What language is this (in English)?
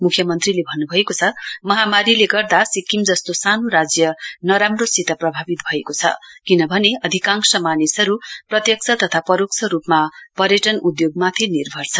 Nepali